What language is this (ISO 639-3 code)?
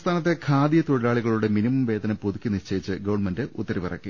mal